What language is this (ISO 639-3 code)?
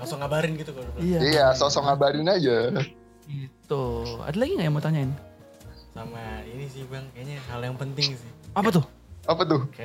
ind